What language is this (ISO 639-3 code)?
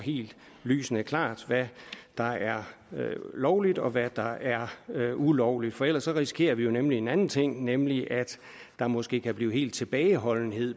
dan